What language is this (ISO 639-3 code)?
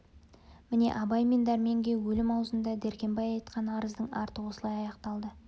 kaz